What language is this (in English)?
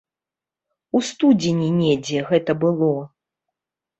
Belarusian